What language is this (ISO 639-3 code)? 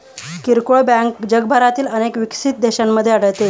mar